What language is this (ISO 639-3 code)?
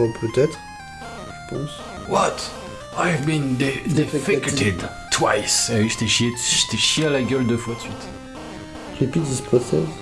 fra